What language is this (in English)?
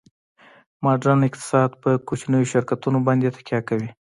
Pashto